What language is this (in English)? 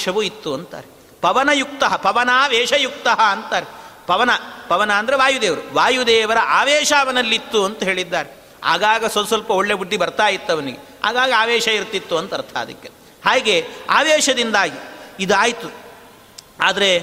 Kannada